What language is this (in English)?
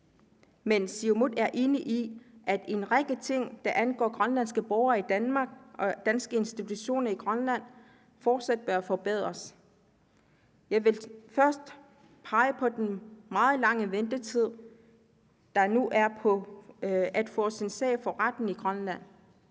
Danish